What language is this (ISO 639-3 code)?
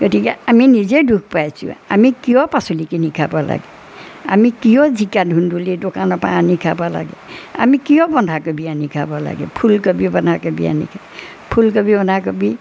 asm